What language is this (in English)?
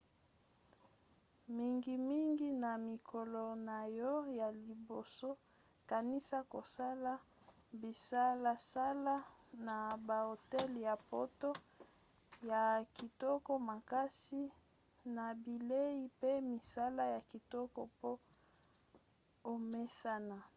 Lingala